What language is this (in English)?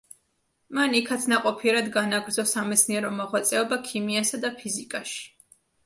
Georgian